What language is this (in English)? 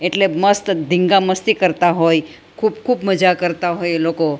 Gujarati